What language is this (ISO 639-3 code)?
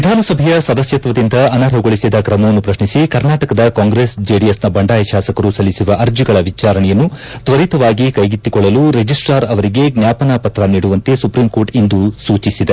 kan